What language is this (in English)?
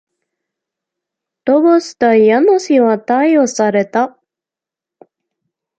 Japanese